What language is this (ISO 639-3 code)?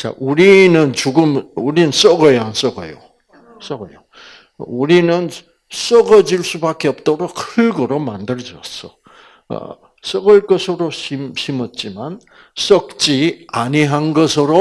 kor